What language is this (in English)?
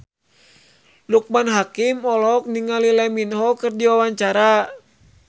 Sundanese